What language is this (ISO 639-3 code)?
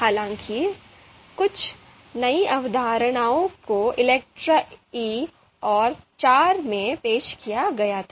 hin